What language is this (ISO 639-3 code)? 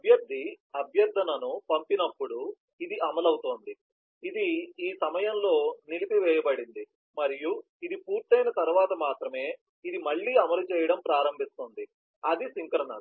tel